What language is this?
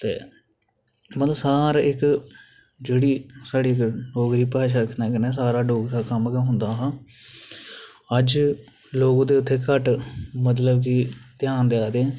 Dogri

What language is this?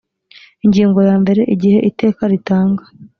Kinyarwanda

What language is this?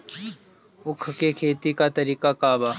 Bhojpuri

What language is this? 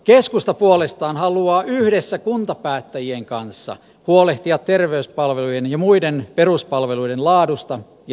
Finnish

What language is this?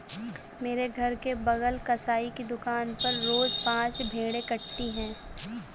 Hindi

